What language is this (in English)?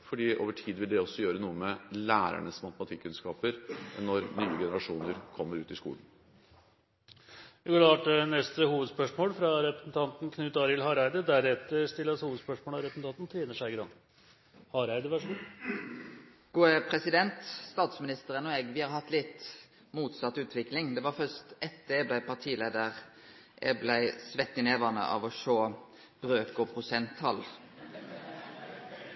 Norwegian